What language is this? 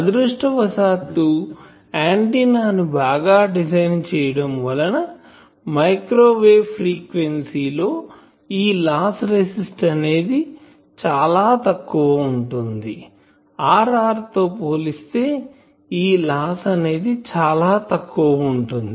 Telugu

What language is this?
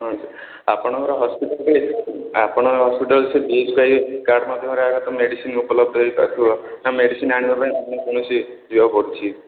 Odia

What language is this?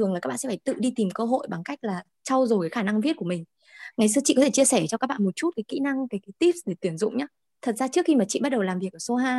Vietnamese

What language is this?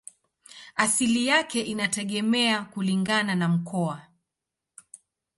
Swahili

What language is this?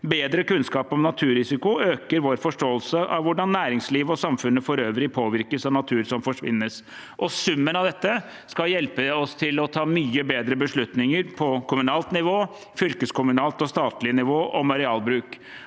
Norwegian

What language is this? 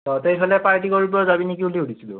Assamese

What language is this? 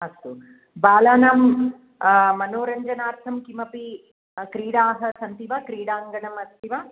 Sanskrit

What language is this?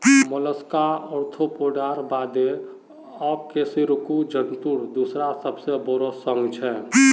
Magahi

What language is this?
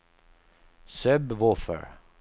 Swedish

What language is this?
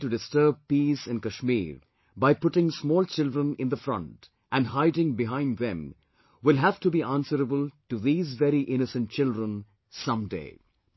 English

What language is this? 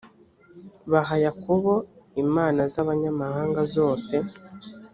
Kinyarwanda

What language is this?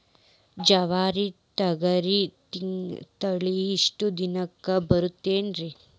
Kannada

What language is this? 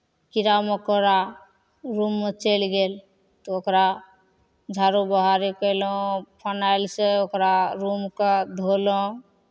Maithili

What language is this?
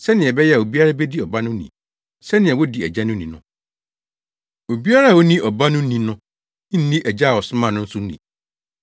Akan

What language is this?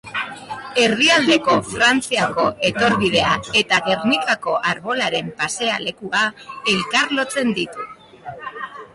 Basque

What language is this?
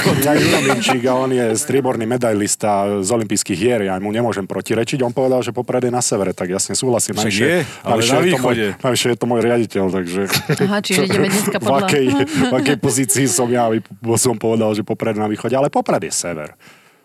Slovak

